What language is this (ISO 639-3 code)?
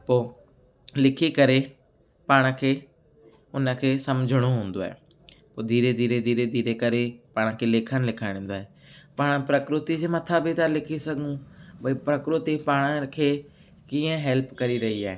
snd